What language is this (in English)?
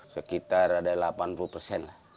Indonesian